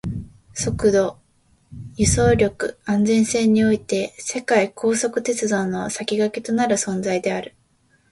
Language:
Japanese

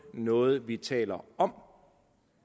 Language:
Danish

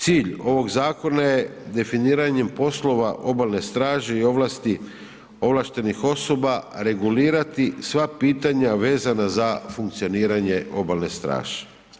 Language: Croatian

